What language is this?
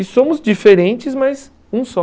Portuguese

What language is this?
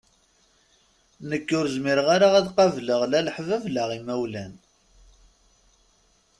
Kabyle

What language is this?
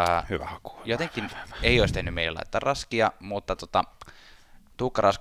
Finnish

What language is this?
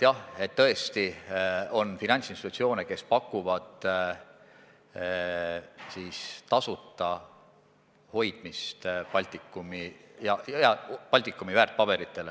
Estonian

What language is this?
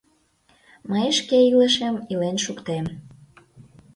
Mari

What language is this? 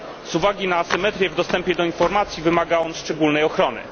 Polish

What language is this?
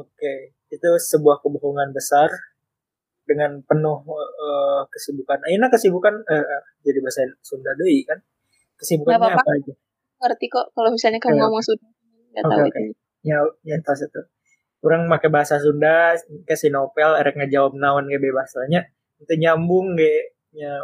Indonesian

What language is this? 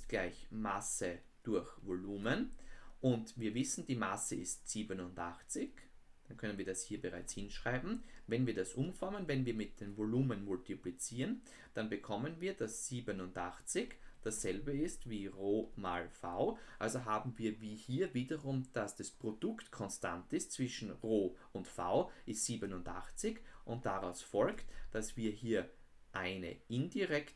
German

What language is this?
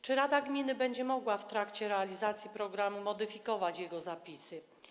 Polish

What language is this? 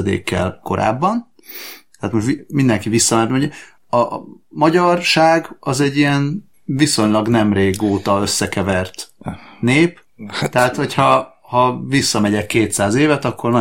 Hungarian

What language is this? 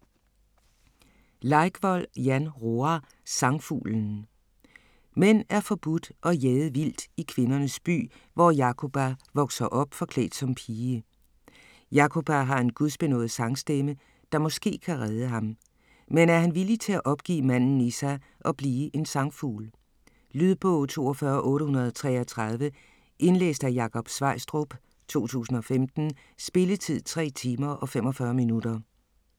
Danish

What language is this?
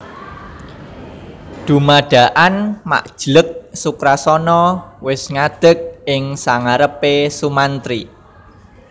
Javanese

